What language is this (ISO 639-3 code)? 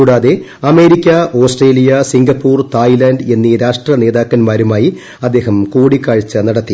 mal